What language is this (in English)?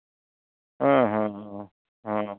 Santali